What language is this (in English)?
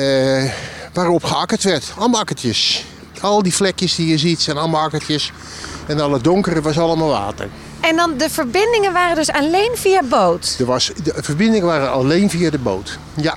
Dutch